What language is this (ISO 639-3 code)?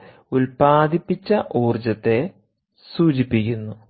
mal